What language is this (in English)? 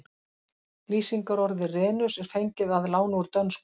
Icelandic